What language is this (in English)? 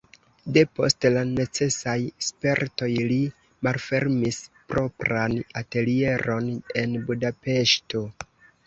Esperanto